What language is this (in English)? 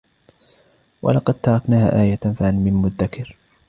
Arabic